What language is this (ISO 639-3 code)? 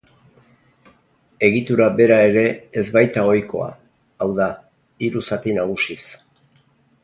eus